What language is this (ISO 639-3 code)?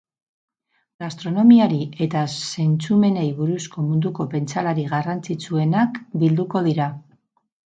eus